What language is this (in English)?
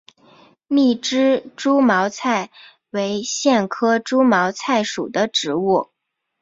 Chinese